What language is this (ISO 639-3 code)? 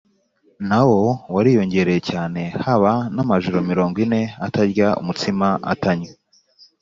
kin